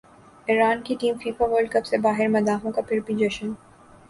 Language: Urdu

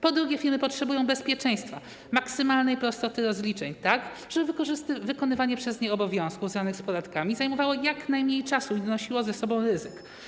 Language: Polish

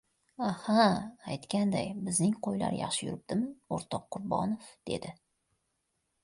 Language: Uzbek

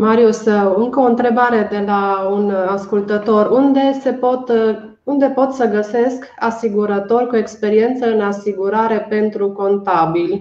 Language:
Romanian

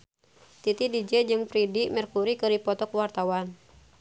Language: Sundanese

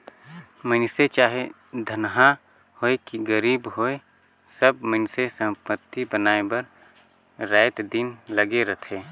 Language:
Chhattisgarhi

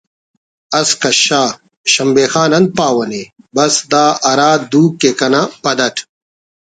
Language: Brahui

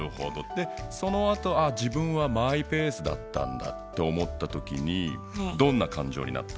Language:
Japanese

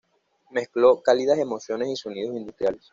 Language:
Spanish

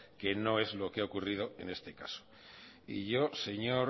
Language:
Spanish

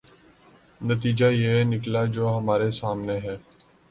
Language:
Urdu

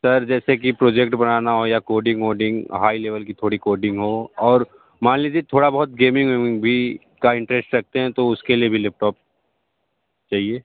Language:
Hindi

